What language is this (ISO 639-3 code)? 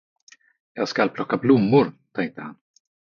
swe